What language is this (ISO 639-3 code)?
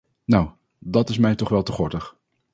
nld